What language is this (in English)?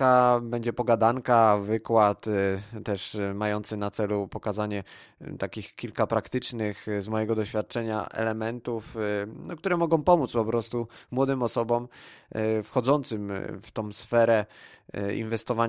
Polish